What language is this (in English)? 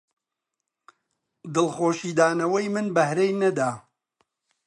Central Kurdish